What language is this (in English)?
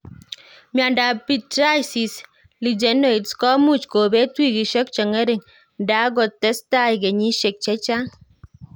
Kalenjin